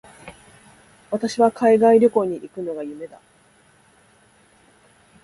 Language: Japanese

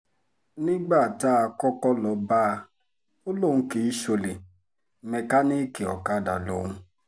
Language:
Yoruba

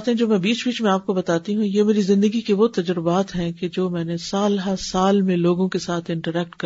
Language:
Urdu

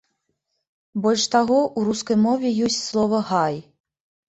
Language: Belarusian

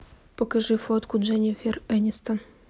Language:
Russian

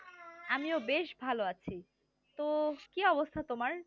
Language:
Bangla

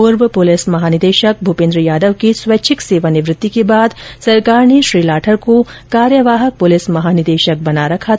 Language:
Hindi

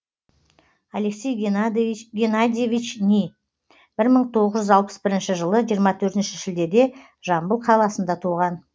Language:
Kazakh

